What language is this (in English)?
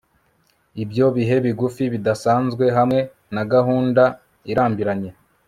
Kinyarwanda